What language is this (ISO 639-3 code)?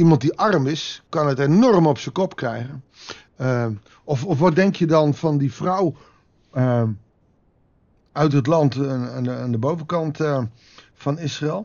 nld